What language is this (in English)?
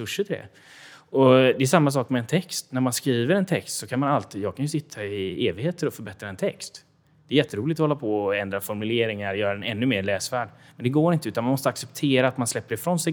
Swedish